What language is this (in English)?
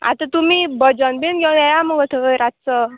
Konkani